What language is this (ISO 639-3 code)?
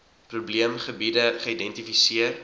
afr